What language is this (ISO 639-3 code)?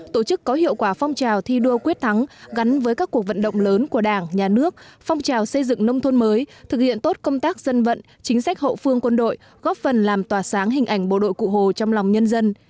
vie